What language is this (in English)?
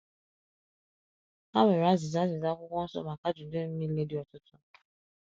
Igbo